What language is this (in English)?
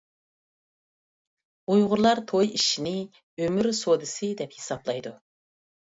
Uyghur